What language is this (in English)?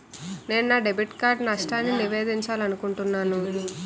Telugu